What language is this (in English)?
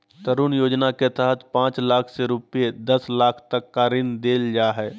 Magahi